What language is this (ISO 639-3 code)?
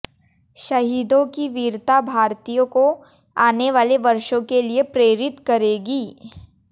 hin